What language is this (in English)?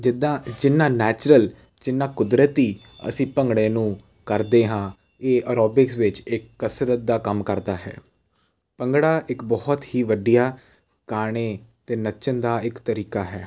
Punjabi